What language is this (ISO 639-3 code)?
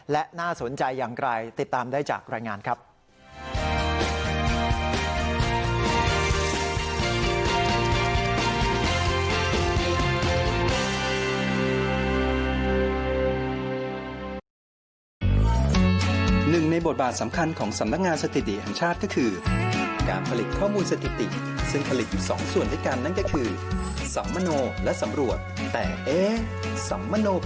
tha